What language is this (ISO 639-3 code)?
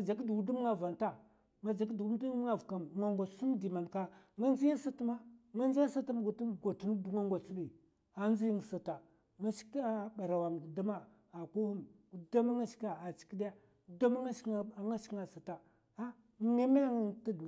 maf